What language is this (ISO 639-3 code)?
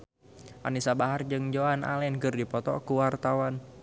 sun